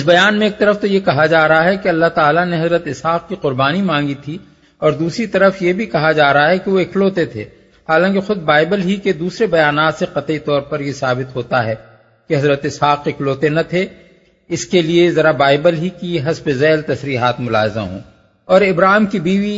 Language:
Urdu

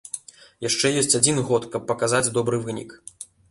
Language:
Belarusian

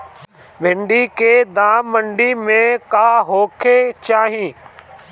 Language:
Bhojpuri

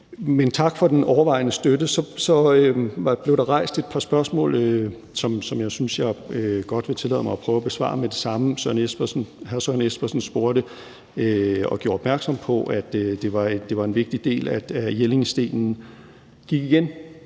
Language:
Danish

